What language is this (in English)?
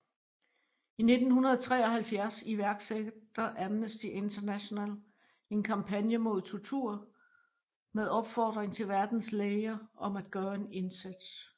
Danish